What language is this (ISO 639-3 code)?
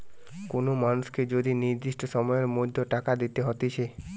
ben